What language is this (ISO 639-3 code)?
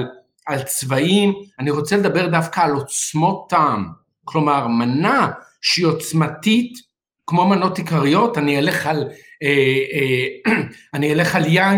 heb